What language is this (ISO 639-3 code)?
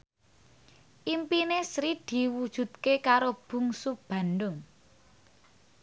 jav